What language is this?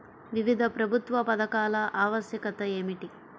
Telugu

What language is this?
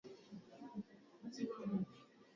Swahili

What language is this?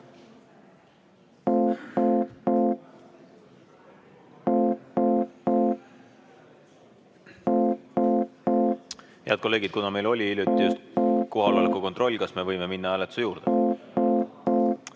Estonian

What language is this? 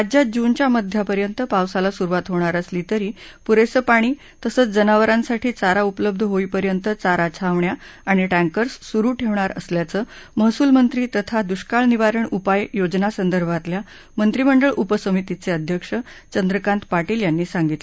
Marathi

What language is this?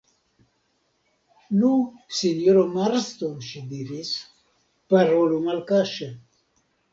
Esperanto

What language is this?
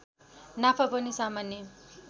Nepali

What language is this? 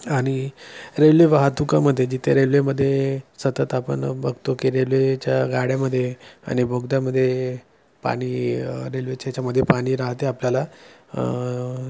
Marathi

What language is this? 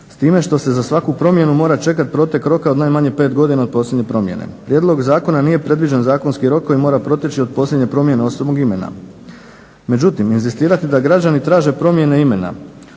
Croatian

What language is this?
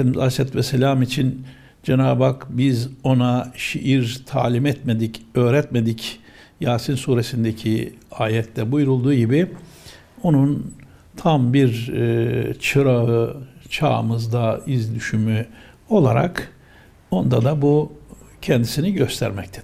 Turkish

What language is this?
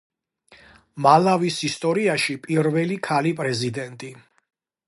Georgian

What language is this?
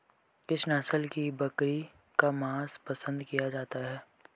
Hindi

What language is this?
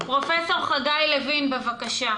Hebrew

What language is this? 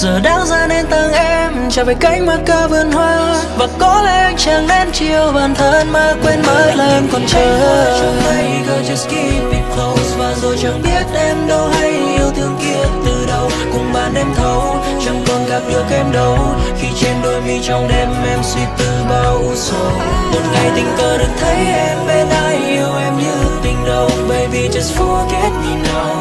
Vietnamese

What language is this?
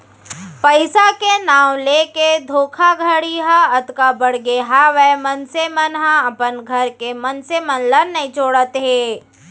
Chhattisgarhi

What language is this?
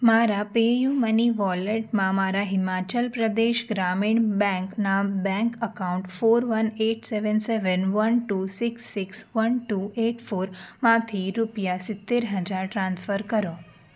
Gujarati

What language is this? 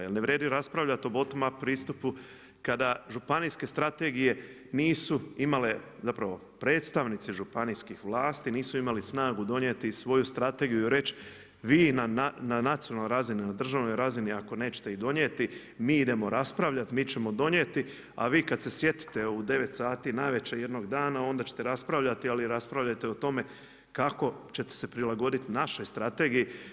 Croatian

